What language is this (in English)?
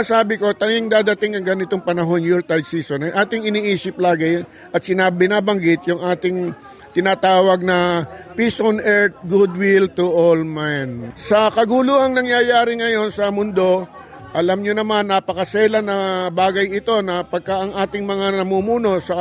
Filipino